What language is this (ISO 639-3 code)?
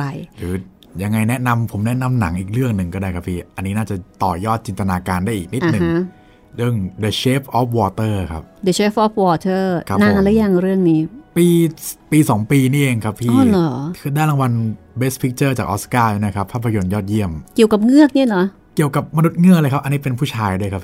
tha